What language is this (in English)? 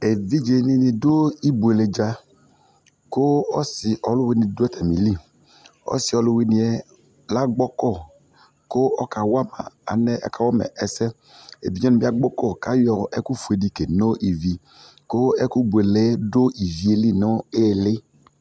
Ikposo